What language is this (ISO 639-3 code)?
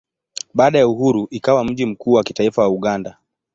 swa